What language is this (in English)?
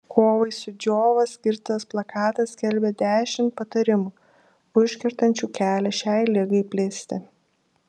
Lithuanian